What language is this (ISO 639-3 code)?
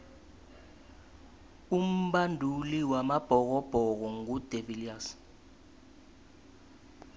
nbl